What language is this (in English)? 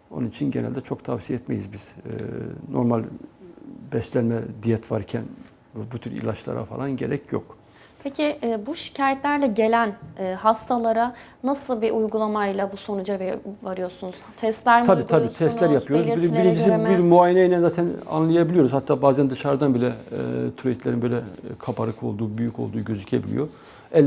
Turkish